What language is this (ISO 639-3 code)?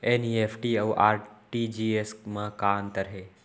hne